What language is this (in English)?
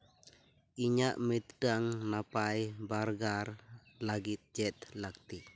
Santali